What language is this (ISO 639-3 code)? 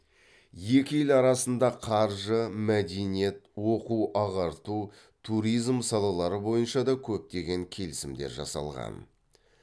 kaz